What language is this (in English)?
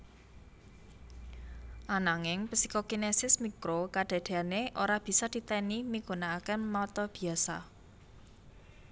Javanese